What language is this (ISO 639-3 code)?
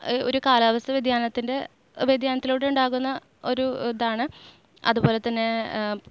mal